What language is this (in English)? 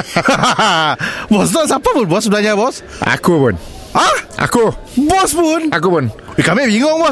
Malay